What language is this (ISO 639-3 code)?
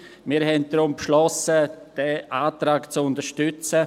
gsw